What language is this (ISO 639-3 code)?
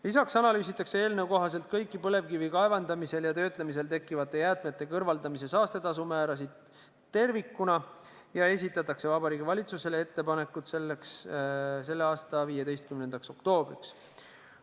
est